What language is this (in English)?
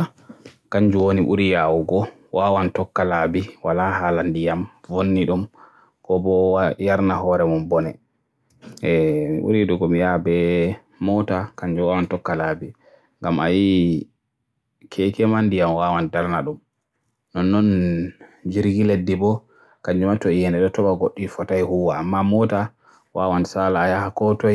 Borgu Fulfulde